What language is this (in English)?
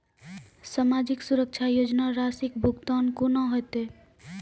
Maithili